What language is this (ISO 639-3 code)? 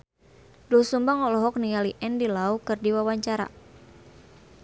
sun